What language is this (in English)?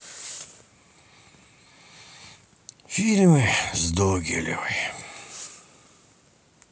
Russian